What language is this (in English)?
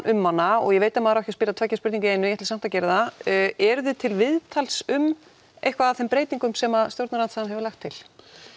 Icelandic